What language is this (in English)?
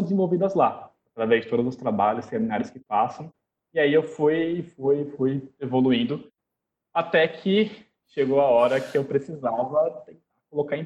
Portuguese